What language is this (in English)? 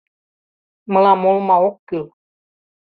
Mari